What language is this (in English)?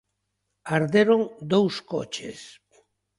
Galician